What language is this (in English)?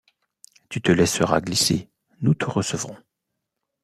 French